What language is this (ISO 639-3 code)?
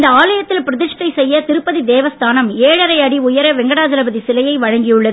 tam